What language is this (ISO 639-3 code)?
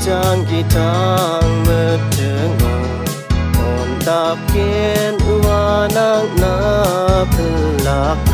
ind